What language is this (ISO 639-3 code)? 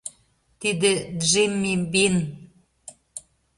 chm